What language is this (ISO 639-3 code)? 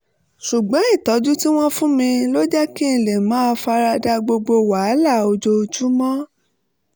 yor